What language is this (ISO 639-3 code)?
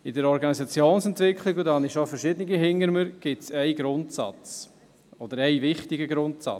gsw